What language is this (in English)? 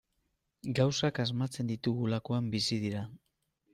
Basque